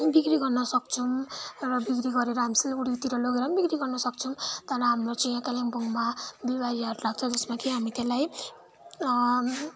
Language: Nepali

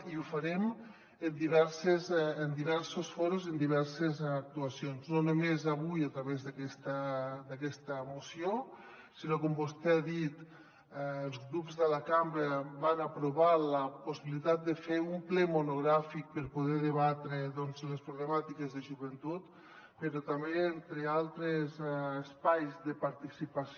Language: Catalan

